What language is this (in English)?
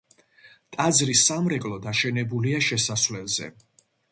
Georgian